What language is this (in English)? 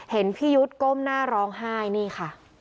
Thai